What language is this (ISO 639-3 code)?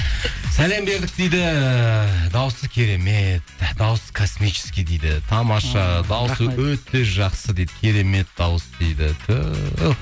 kaz